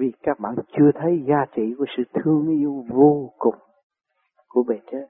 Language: Vietnamese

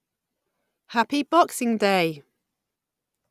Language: English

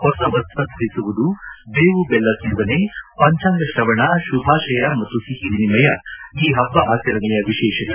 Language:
Kannada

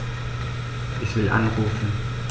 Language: German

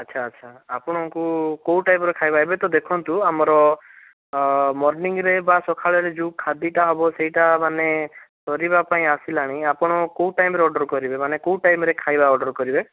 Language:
Odia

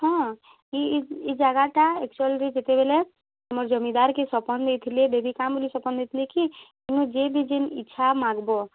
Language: Odia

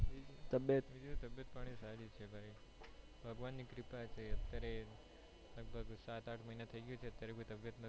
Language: Gujarati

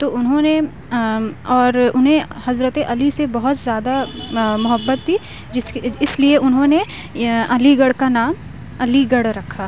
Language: Urdu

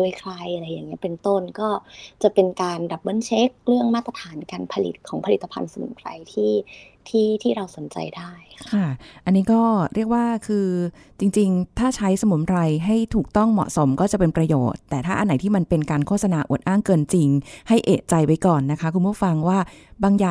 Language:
Thai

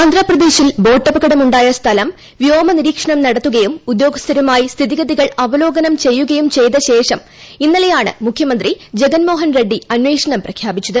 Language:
Malayalam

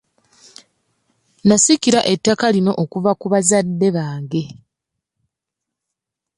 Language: Ganda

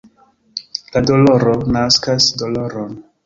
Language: Esperanto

